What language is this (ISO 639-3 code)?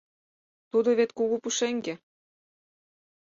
chm